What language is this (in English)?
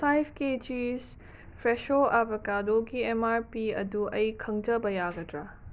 Manipuri